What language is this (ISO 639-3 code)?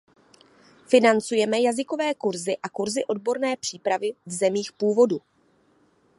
ces